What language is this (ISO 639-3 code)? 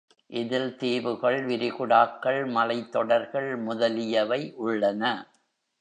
tam